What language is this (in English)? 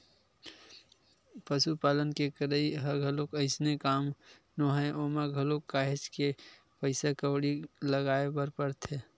Chhattisgarhi